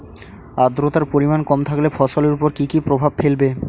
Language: Bangla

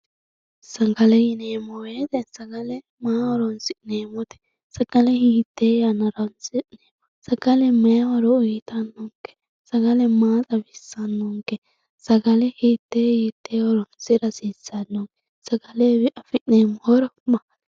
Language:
Sidamo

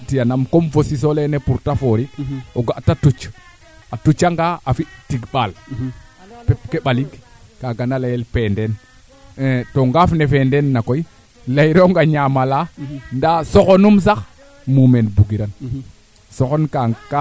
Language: Serer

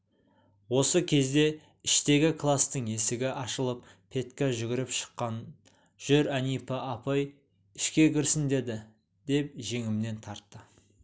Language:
Kazakh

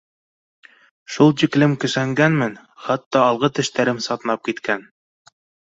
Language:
Bashkir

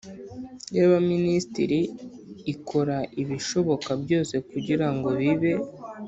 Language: Kinyarwanda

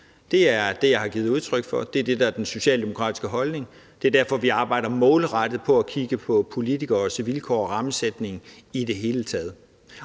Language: Danish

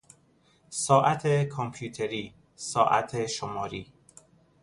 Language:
Persian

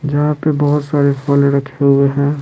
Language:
Hindi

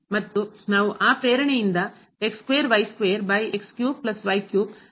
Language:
Kannada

